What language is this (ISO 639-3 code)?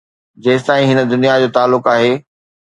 snd